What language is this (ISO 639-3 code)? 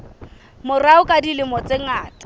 sot